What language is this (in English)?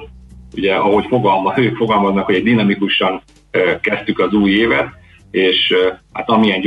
Hungarian